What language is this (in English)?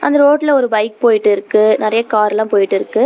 Tamil